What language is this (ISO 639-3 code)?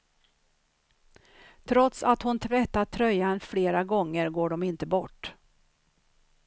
swe